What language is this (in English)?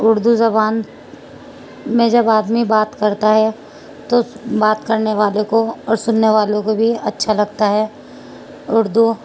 Urdu